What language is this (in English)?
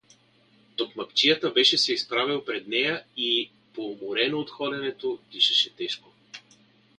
Bulgarian